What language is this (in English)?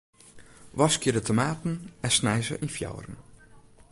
Western Frisian